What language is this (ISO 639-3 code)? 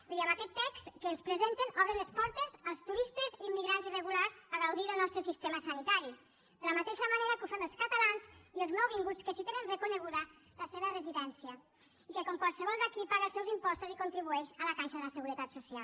cat